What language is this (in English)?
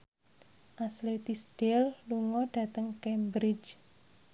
Javanese